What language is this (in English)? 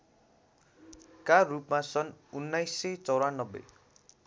Nepali